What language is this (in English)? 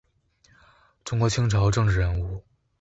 Chinese